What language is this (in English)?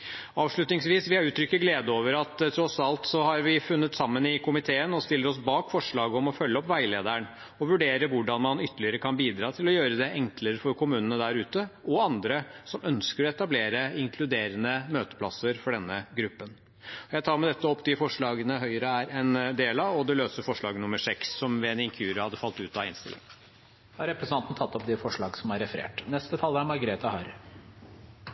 Norwegian Bokmål